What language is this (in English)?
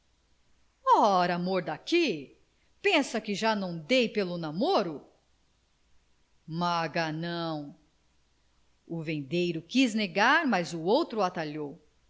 Portuguese